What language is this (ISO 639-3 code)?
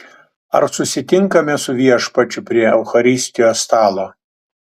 lit